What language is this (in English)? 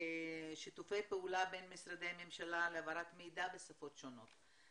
Hebrew